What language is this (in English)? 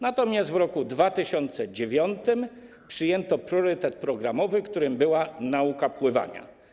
Polish